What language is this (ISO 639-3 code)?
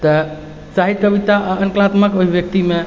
mai